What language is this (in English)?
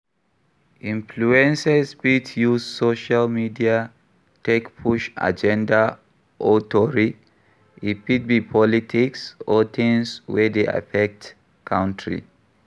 Nigerian Pidgin